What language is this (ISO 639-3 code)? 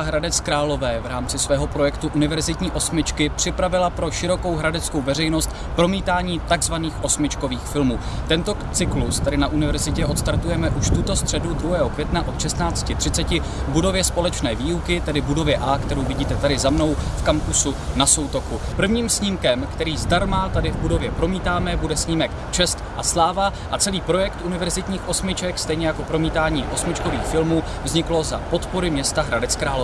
ces